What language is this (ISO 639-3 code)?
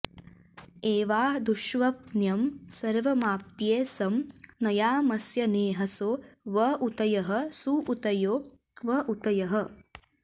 san